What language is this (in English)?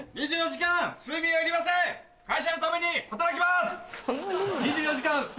Japanese